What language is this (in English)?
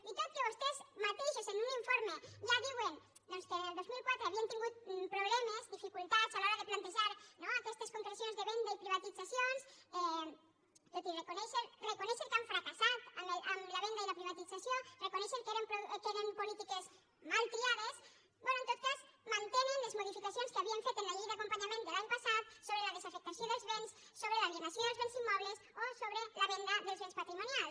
Catalan